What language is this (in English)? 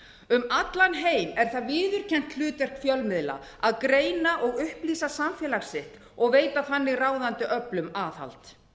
Icelandic